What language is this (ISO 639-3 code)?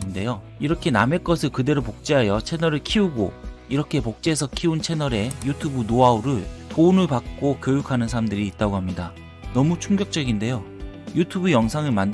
kor